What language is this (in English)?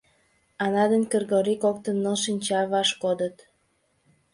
Mari